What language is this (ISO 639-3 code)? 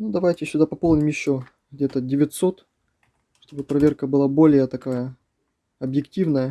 rus